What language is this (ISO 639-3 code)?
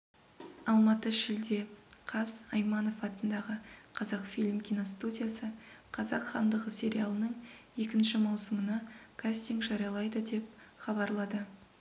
kaz